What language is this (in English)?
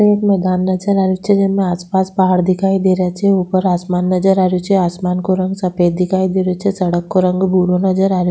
Rajasthani